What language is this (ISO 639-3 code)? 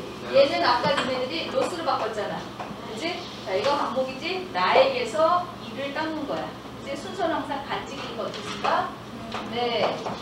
kor